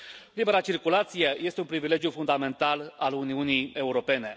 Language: Romanian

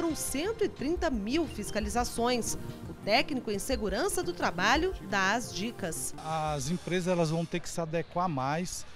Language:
Portuguese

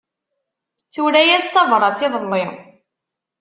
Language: Kabyle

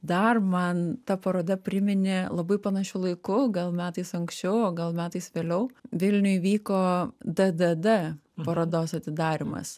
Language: Lithuanian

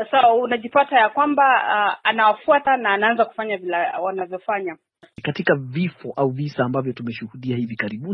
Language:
Swahili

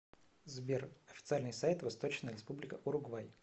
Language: Russian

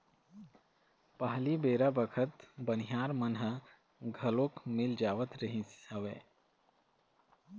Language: Chhattisgarhi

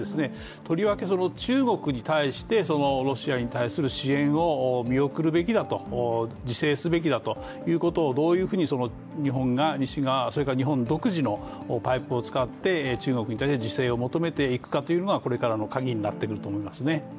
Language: Japanese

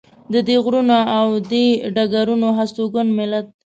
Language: Pashto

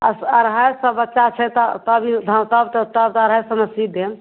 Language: Maithili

